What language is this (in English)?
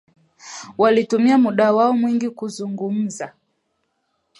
Swahili